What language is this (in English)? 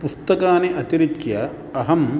Sanskrit